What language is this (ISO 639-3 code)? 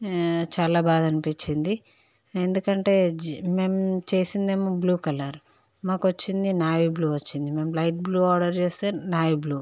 tel